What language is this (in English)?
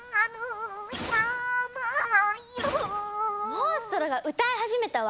Japanese